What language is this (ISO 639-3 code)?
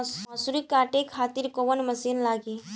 bho